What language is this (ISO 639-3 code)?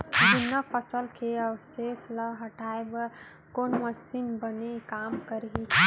hne